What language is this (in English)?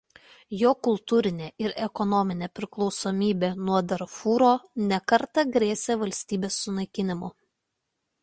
Lithuanian